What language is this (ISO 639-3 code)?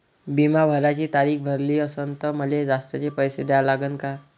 mar